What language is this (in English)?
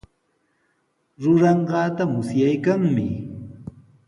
Sihuas Ancash Quechua